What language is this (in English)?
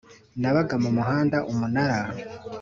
Kinyarwanda